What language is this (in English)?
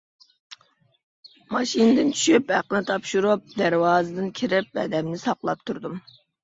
Uyghur